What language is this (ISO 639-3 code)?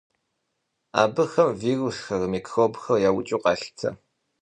kbd